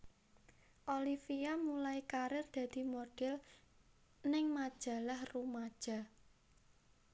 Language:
Javanese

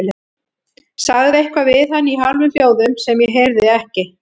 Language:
Icelandic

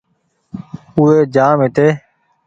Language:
Goaria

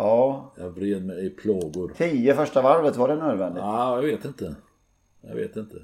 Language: Swedish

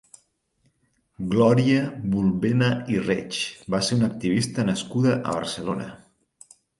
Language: Catalan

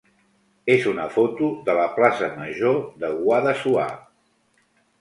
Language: Catalan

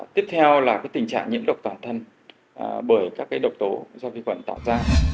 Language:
Vietnamese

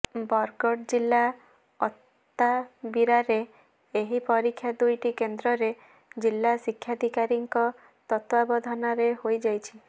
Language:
Odia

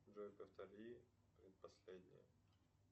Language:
Russian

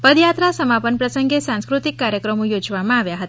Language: Gujarati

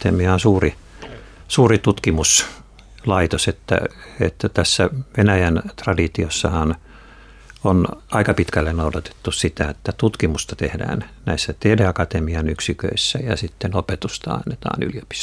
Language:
Finnish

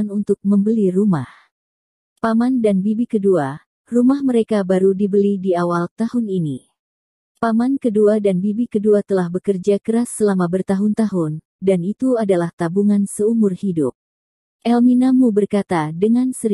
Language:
Indonesian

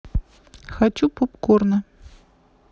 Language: Russian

